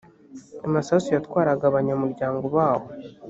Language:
Kinyarwanda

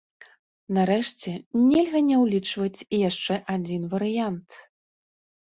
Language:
Belarusian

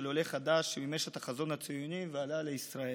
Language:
Hebrew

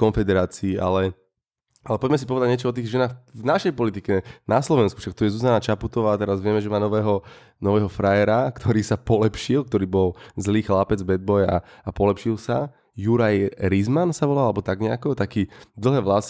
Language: Slovak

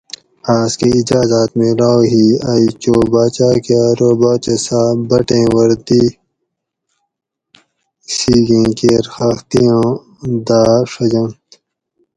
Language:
Gawri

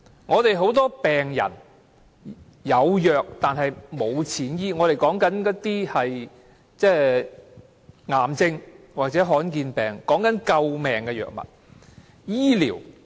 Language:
Cantonese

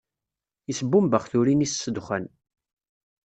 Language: Kabyle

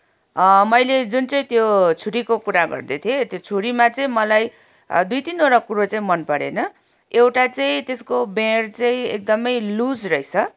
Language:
Nepali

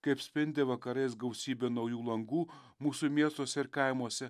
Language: Lithuanian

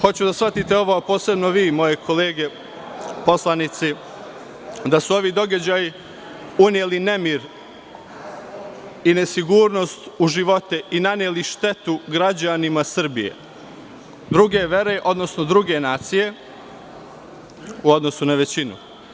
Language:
Serbian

